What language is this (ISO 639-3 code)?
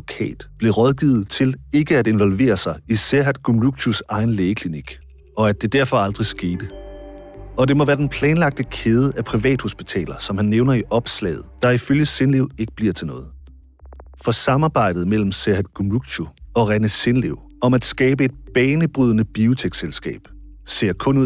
dan